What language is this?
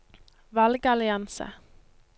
Norwegian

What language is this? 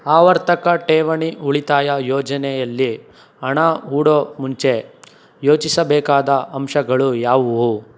Kannada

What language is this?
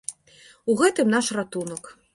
Belarusian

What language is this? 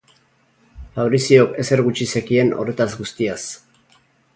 Basque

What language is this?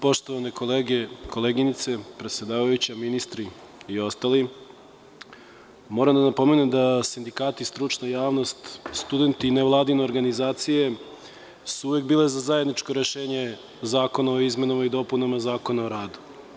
Serbian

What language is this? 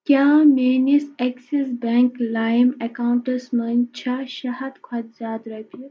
Kashmiri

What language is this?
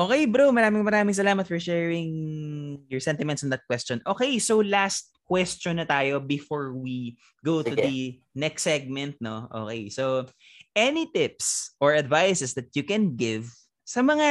Filipino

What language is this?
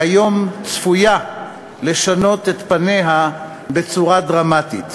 Hebrew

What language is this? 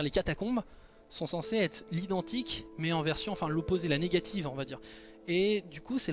French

